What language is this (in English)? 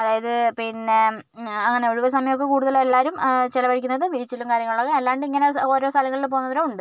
Malayalam